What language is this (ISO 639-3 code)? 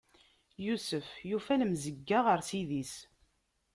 kab